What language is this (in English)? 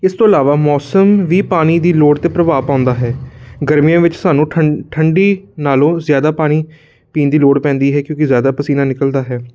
Punjabi